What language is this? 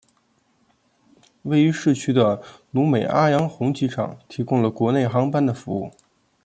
Chinese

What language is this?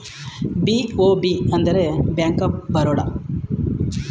Kannada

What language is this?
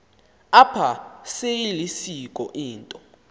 Xhosa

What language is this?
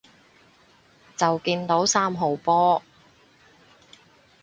Cantonese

